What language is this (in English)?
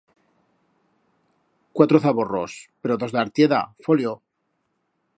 Aragonese